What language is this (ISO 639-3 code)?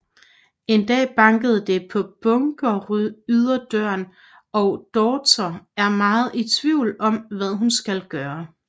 dan